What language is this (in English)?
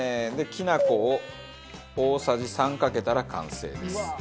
Japanese